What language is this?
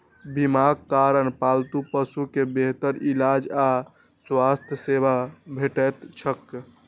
Maithili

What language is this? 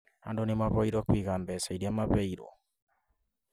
Kikuyu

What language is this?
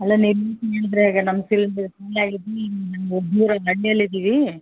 Kannada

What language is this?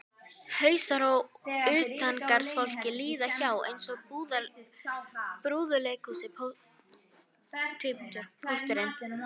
Icelandic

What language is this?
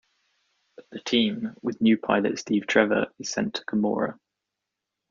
English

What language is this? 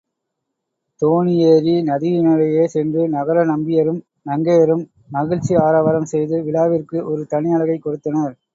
Tamil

